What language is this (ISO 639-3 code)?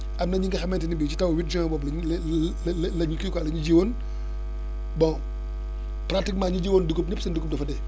wol